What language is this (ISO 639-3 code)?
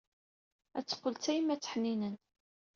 kab